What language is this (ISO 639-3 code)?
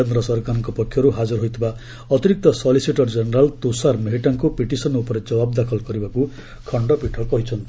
ori